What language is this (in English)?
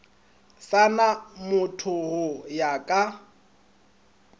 Northern Sotho